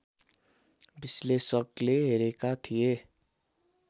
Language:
Nepali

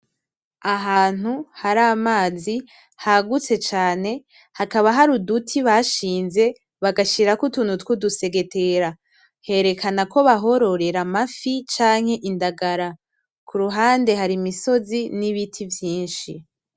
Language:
Rundi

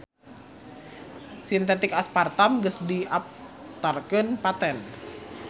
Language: Sundanese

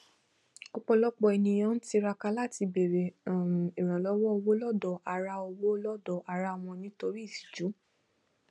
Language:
Yoruba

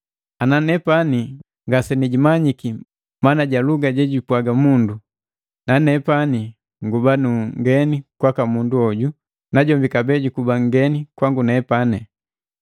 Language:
Matengo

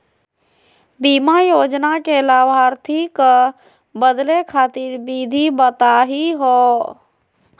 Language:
Magahi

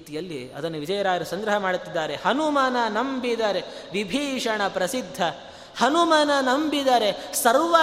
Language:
Kannada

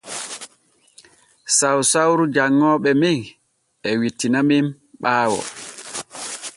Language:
Borgu Fulfulde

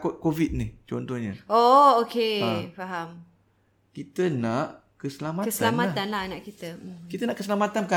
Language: Malay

